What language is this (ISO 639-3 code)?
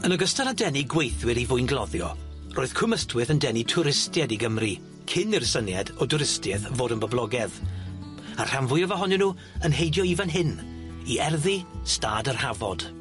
cym